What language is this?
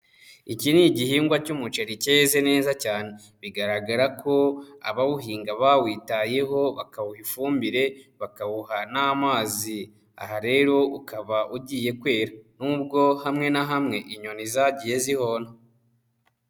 Kinyarwanda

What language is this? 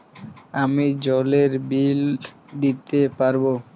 Bangla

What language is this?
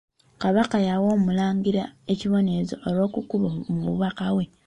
Ganda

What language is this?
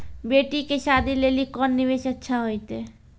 Maithili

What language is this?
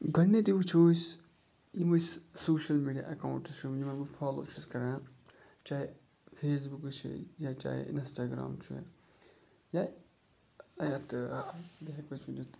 Kashmiri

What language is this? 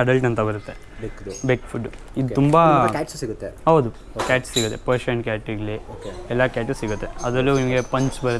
Kannada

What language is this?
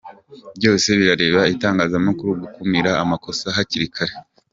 Kinyarwanda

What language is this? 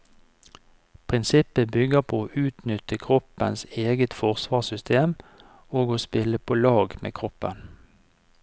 Norwegian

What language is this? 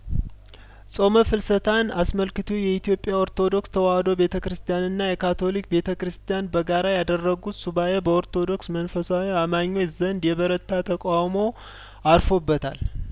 Amharic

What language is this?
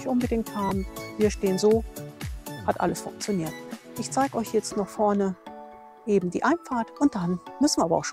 German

